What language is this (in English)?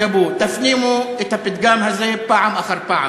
Hebrew